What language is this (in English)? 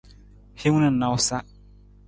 Nawdm